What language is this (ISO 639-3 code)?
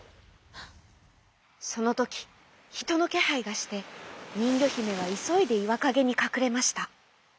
jpn